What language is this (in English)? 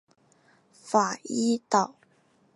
Chinese